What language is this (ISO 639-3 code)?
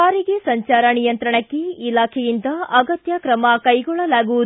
kan